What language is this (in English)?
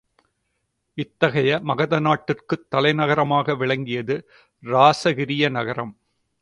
Tamil